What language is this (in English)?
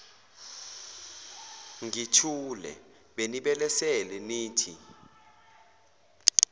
Zulu